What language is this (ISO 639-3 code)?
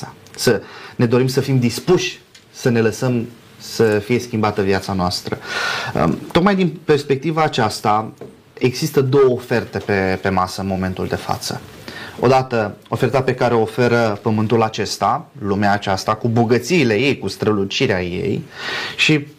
ron